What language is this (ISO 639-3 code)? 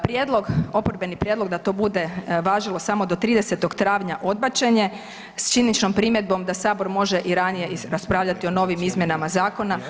hrv